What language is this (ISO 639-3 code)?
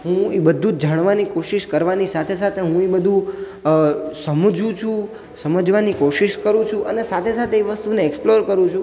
guj